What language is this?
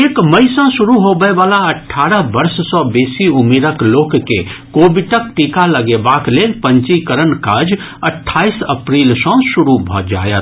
Maithili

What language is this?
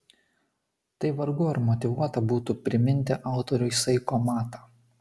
Lithuanian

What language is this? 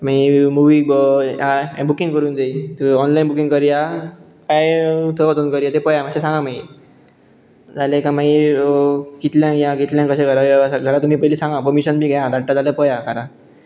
Konkani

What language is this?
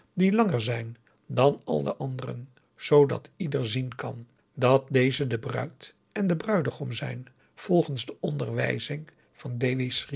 Dutch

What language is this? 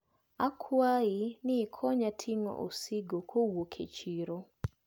Luo (Kenya and Tanzania)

